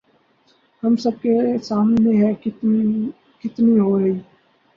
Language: Urdu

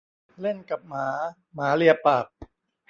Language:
Thai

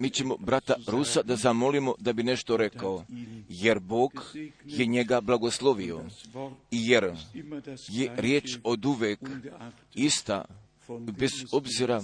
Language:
Croatian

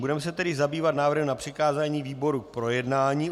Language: Czech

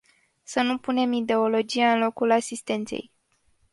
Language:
Romanian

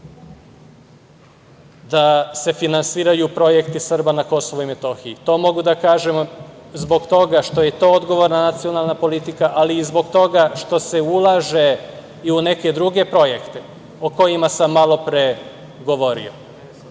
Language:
Serbian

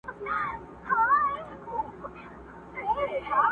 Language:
Pashto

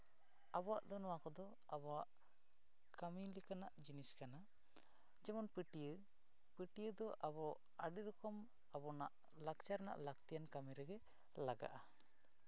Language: Santali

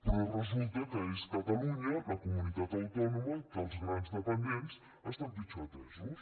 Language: Catalan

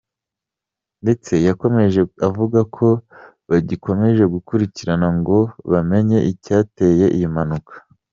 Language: Kinyarwanda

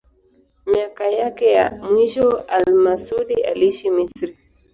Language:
Swahili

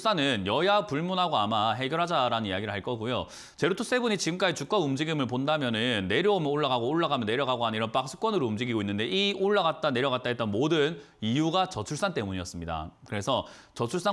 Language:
Korean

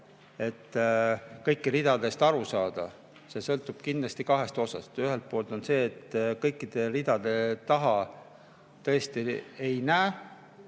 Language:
Estonian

